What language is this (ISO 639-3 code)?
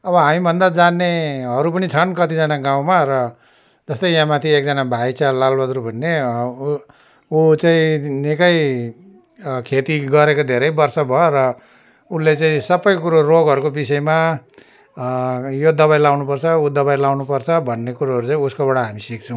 nep